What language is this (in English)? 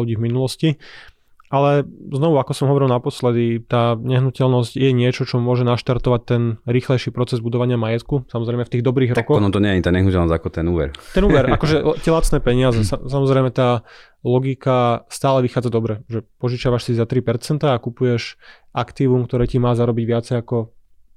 Slovak